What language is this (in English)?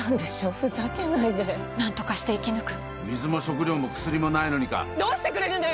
Japanese